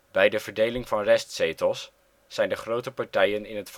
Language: Dutch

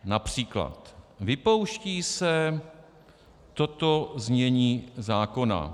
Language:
Czech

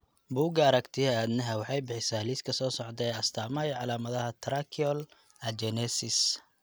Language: Somali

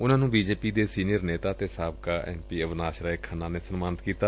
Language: Punjabi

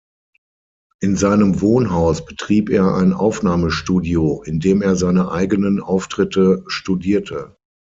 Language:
German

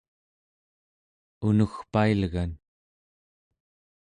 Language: Central Yupik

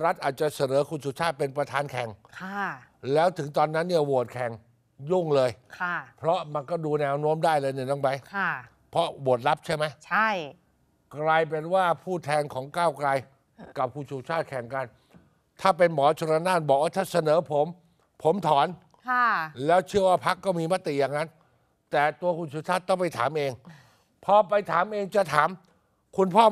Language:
Thai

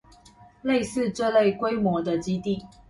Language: Chinese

